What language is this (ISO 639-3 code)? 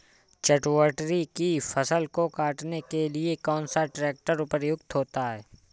hin